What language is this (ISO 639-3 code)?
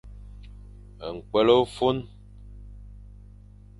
fan